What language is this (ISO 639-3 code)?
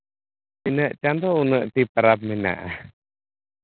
sat